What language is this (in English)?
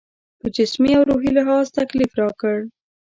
Pashto